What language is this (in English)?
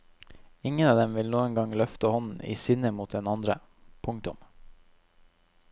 Norwegian